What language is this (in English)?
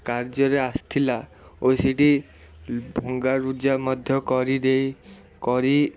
Odia